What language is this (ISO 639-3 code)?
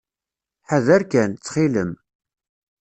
kab